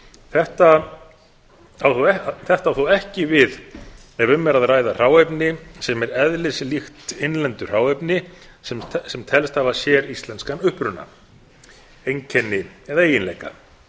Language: Icelandic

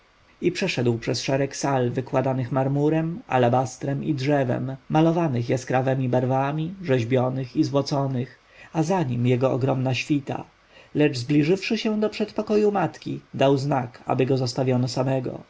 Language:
Polish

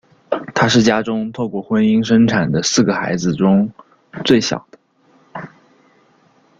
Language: Chinese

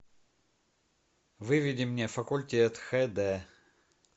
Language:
Russian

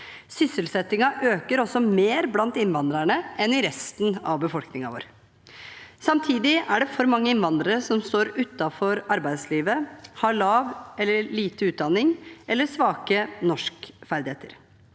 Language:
Norwegian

